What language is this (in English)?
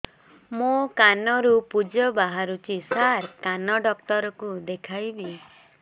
Odia